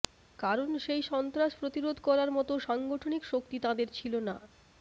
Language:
Bangla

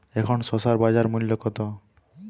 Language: Bangla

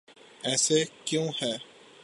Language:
Urdu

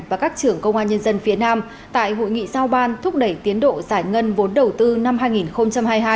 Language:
Vietnamese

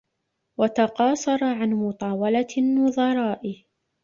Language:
Arabic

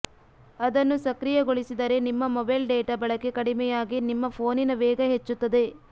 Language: Kannada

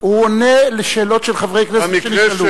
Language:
Hebrew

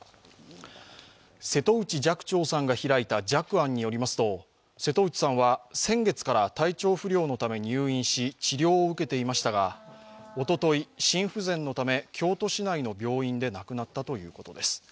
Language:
Japanese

